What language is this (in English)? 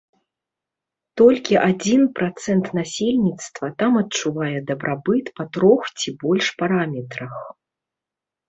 Belarusian